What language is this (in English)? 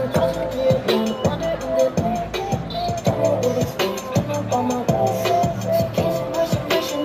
Korean